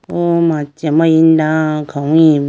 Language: Idu-Mishmi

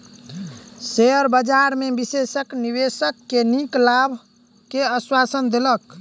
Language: Maithili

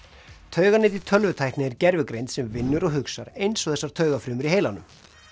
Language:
Icelandic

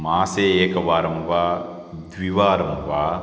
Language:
Sanskrit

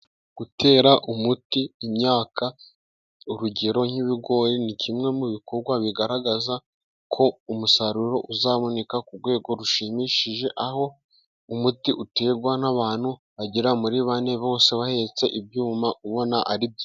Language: Kinyarwanda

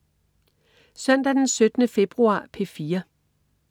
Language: Danish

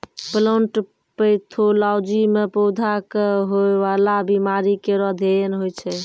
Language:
Maithili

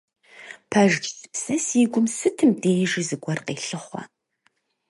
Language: Kabardian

